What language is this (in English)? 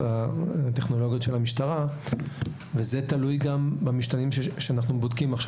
Hebrew